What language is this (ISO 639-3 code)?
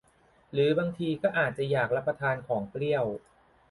tha